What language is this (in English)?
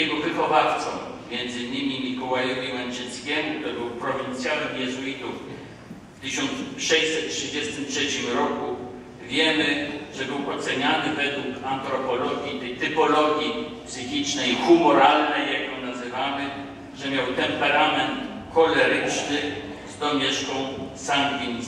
Polish